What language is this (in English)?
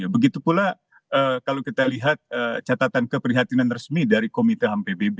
Indonesian